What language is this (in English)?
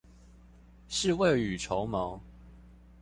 Chinese